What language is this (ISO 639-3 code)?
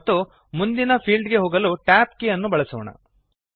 kan